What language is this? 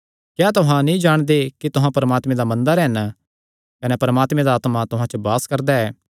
Kangri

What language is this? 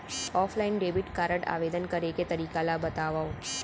Chhattisgarhi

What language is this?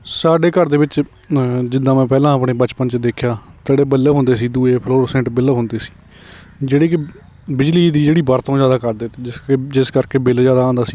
Punjabi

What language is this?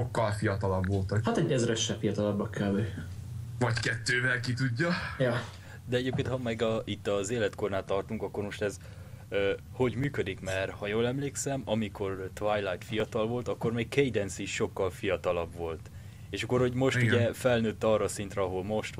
Hungarian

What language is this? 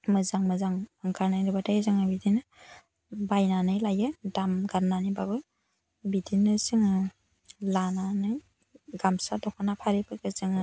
Bodo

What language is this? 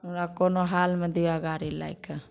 Maithili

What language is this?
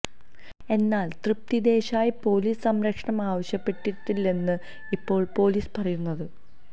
Malayalam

